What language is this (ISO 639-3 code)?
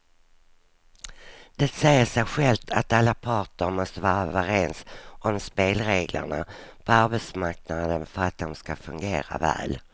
swe